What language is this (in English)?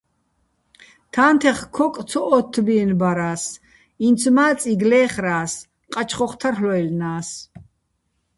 Bats